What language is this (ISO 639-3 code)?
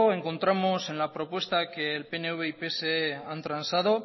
spa